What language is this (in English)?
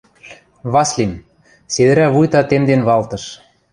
Western Mari